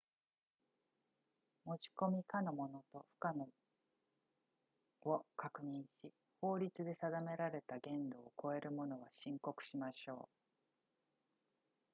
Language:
Japanese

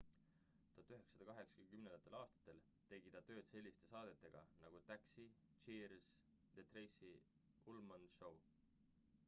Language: Estonian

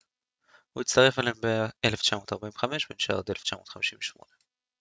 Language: Hebrew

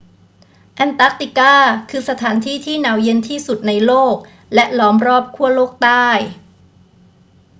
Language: Thai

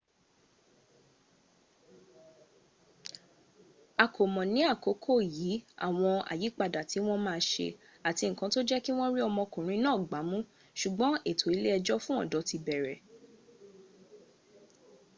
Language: Yoruba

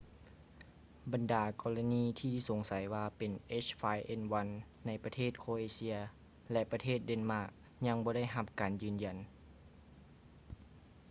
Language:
Lao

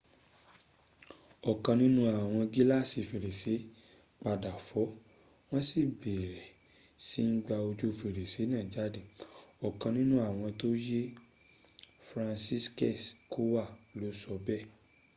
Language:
Yoruba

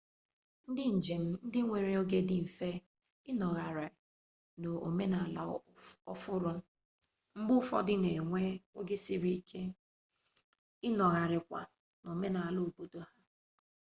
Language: Igbo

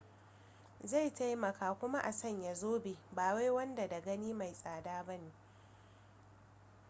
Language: Hausa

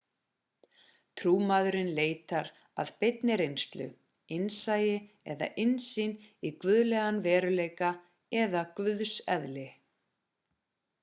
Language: Icelandic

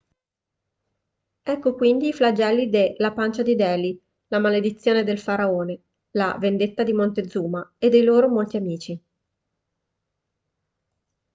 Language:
Italian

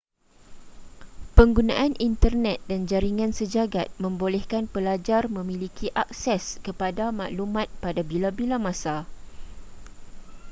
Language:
Malay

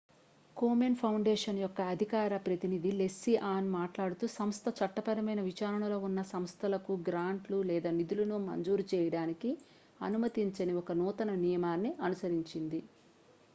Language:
Telugu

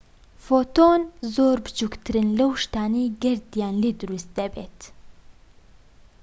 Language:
Central Kurdish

